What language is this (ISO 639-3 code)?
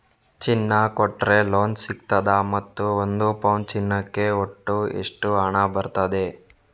kan